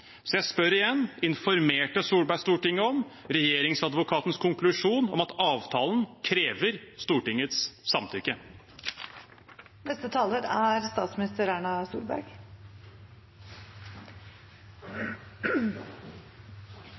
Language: Norwegian Bokmål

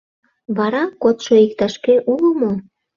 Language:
Mari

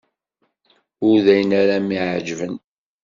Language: Kabyle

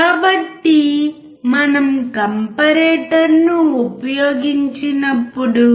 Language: Telugu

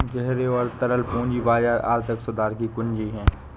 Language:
Hindi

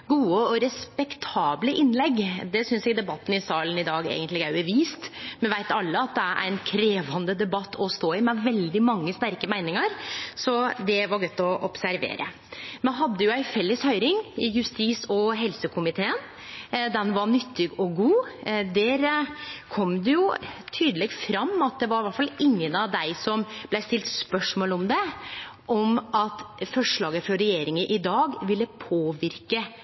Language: Norwegian Nynorsk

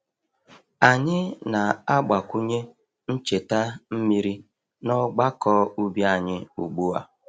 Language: Igbo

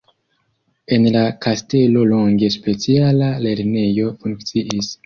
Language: Esperanto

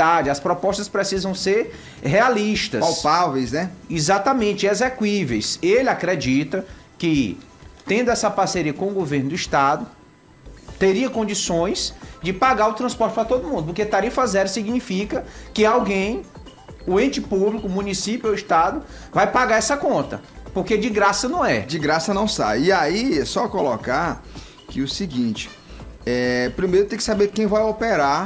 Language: Portuguese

